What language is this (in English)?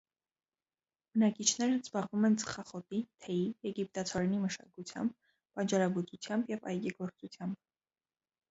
Armenian